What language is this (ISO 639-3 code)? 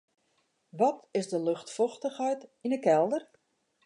fry